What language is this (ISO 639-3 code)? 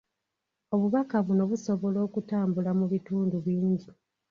lug